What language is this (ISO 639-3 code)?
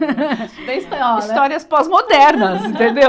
por